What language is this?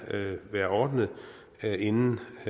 Danish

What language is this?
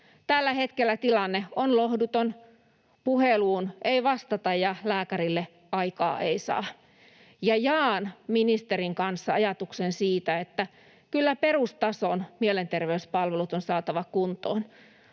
Finnish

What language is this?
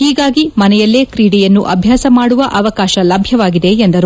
Kannada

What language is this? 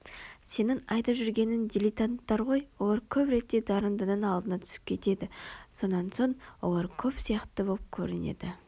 Kazakh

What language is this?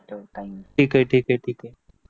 Marathi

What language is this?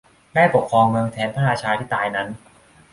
Thai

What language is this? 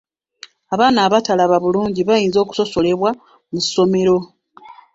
Ganda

